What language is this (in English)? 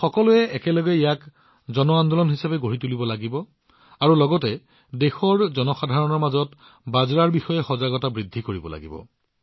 Assamese